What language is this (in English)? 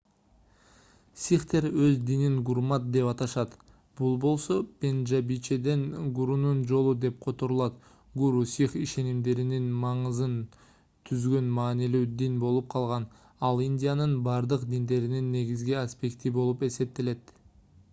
Kyrgyz